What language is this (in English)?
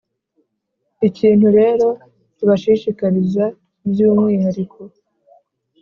Kinyarwanda